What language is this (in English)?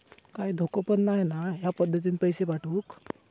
Marathi